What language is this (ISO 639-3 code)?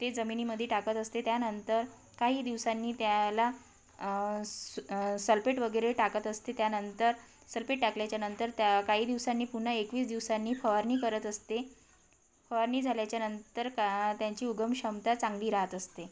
mar